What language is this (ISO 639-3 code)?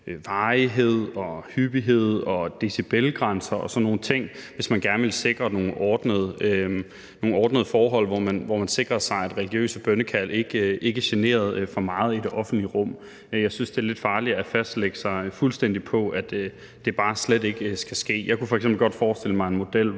dan